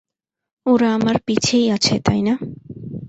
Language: Bangla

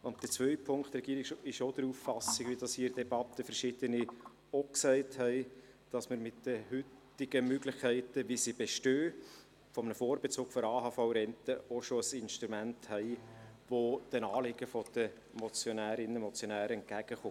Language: Swiss German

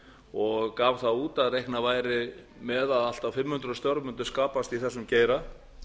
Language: Icelandic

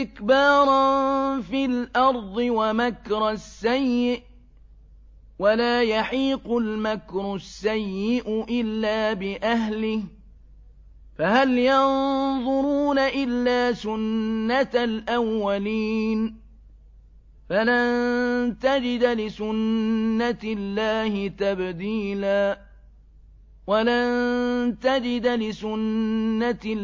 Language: Arabic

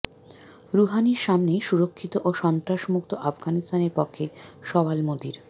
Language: Bangla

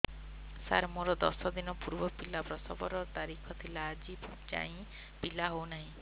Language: Odia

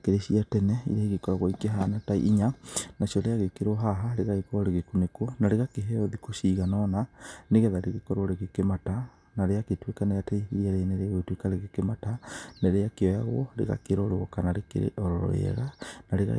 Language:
Kikuyu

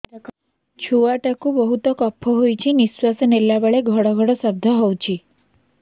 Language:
Odia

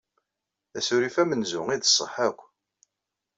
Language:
Kabyle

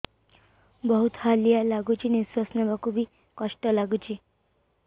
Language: Odia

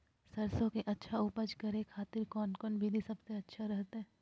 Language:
Magahi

